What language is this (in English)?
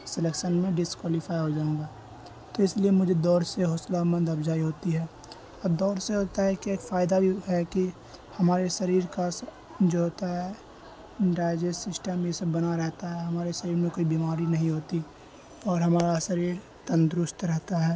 Urdu